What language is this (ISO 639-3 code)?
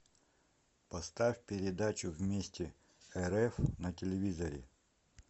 rus